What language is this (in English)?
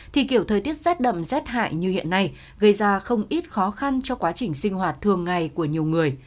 Vietnamese